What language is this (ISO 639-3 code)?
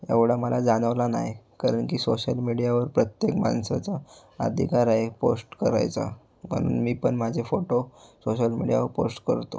mar